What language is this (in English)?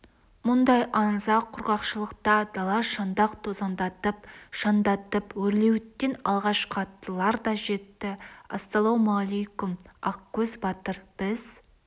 Kazakh